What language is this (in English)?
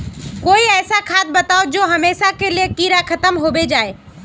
Magahi